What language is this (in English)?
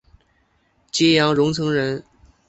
Chinese